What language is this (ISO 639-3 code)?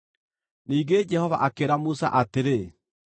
kik